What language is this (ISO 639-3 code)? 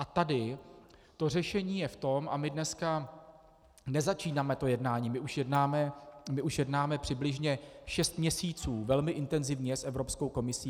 ces